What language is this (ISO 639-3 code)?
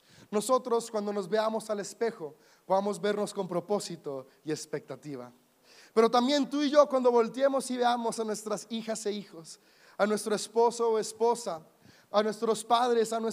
spa